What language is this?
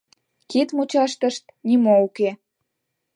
Mari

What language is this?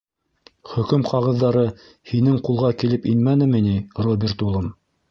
Bashkir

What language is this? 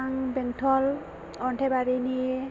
Bodo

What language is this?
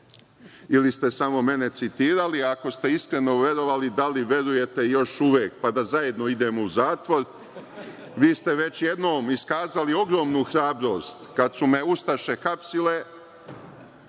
Serbian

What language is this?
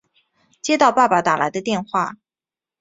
Chinese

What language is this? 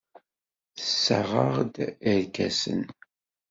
Kabyle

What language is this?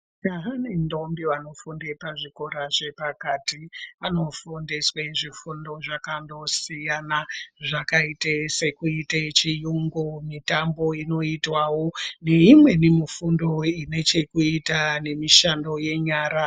Ndau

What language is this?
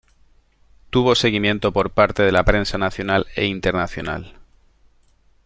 Spanish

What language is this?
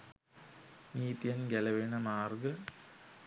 Sinhala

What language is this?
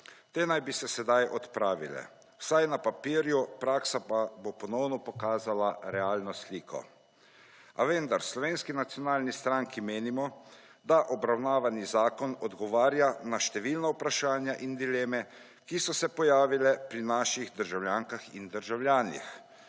Slovenian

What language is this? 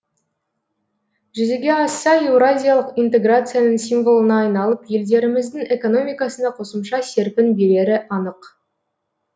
Kazakh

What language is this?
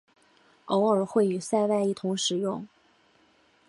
Chinese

